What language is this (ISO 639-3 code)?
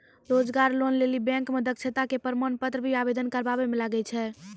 mai